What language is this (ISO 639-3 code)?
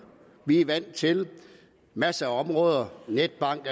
dan